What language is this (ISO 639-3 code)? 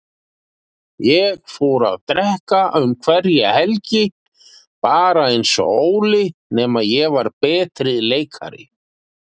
isl